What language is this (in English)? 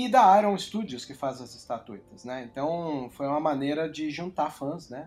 Portuguese